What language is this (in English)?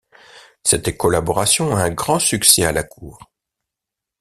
French